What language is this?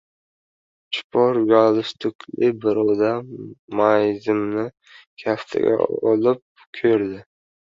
Uzbek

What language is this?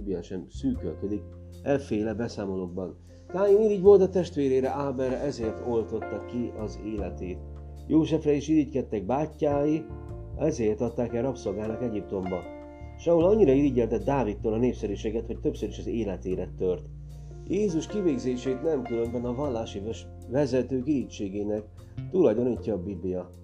Hungarian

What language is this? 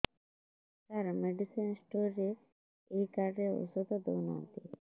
Odia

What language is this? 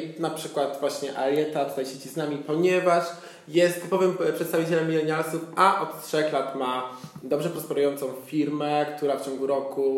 Polish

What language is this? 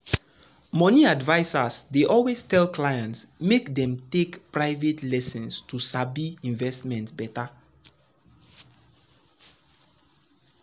Nigerian Pidgin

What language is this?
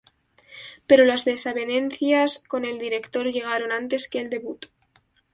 Spanish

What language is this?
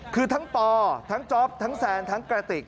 Thai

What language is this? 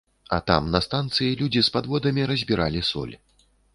Belarusian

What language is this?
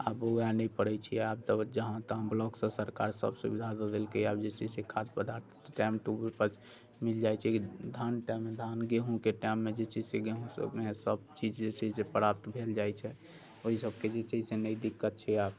Maithili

